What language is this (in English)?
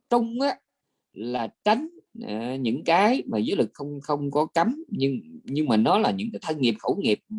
Vietnamese